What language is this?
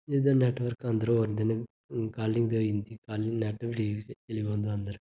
Dogri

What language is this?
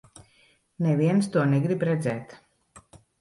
Latvian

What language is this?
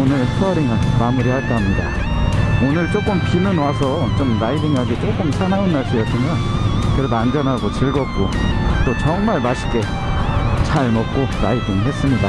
Korean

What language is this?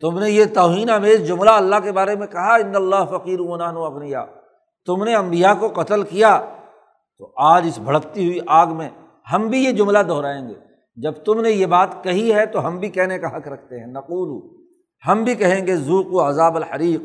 Urdu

